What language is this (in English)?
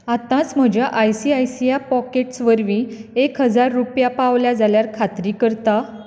Konkani